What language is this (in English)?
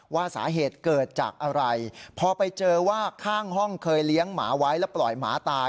Thai